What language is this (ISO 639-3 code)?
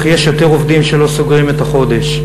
heb